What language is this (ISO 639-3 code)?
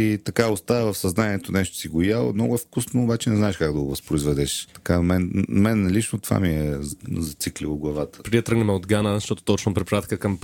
bul